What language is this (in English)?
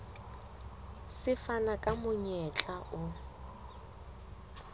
Southern Sotho